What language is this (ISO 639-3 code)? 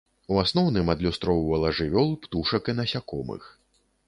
bel